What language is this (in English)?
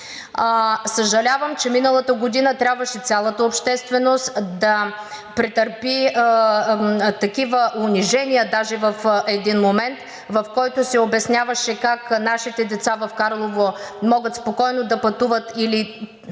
Bulgarian